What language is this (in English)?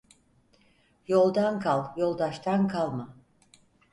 Turkish